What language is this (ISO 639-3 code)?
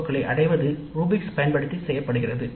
tam